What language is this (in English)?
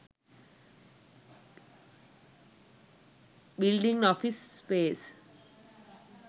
Sinhala